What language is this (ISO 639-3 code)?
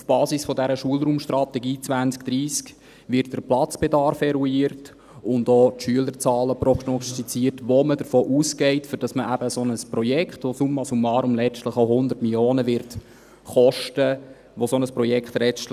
gsw